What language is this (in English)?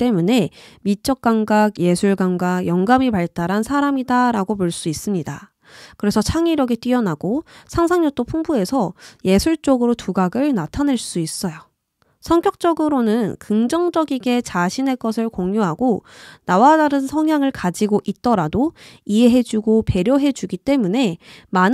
Korean